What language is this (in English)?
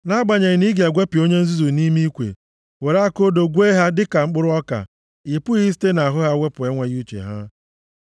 Igbo